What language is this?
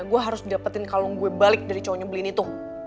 Indonesian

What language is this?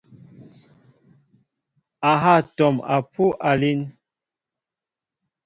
Mbo (Cameroon)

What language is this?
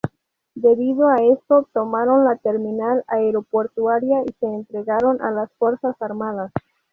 Spanish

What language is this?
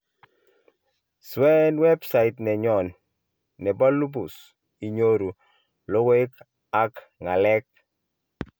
Kalenjin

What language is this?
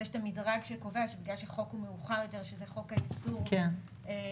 Hebrew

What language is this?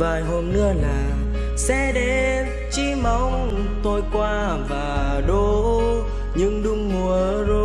Vietnamese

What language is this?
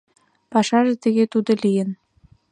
Mari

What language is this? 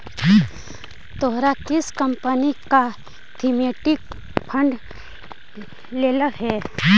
Magahi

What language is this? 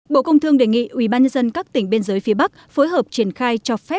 Vietnamese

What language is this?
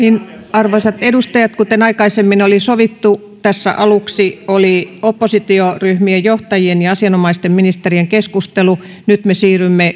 Finnish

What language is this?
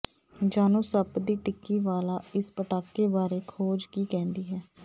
Punjabi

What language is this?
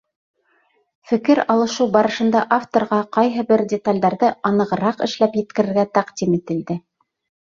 Bashkir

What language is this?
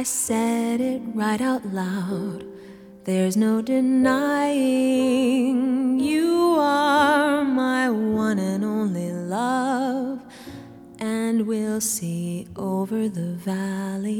Korean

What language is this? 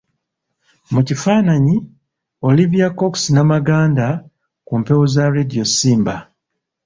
Ganda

